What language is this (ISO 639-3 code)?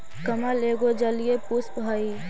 mag